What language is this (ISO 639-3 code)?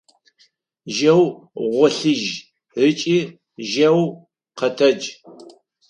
ady